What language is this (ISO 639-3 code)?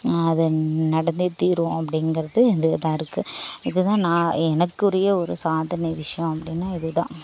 tam